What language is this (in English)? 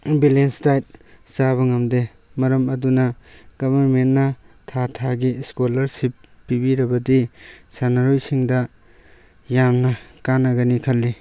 Manipuri